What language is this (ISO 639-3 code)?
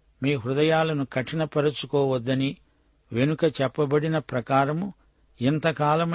tel